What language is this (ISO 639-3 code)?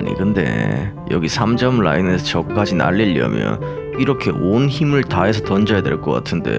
kor